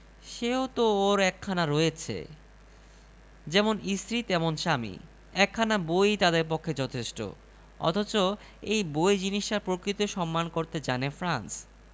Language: Bangla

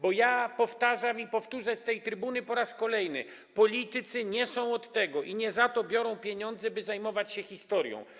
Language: Polish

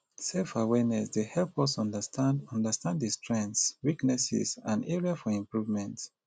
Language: Nigerian Pidgin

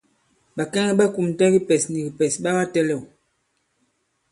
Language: Bankon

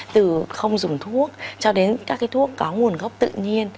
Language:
Vietnamese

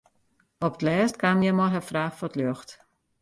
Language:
Western Frisian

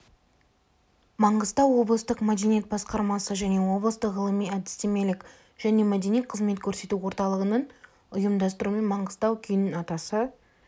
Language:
Kazakh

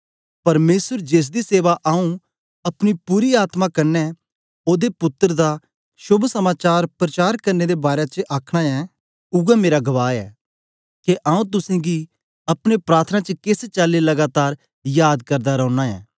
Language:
Dogri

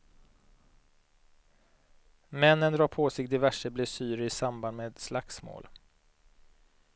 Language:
Swedish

